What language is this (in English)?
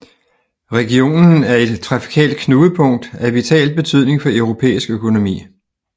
Danish